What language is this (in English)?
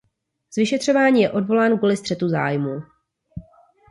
Czech